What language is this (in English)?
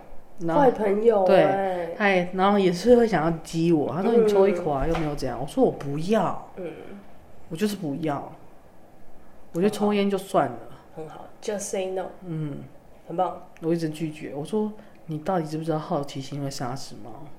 Chinese